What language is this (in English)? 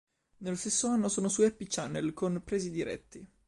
Italian